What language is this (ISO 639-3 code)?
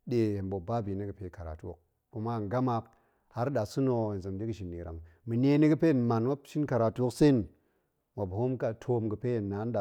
ank